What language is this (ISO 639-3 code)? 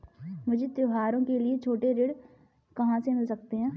hin